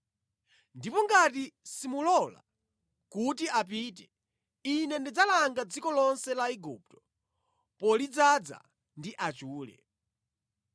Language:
Nyanja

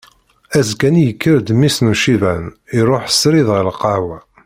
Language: Kabyle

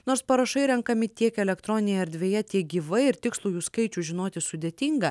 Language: Lithuanian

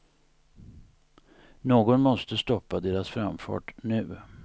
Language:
Swedish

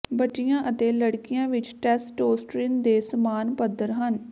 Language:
Punjabi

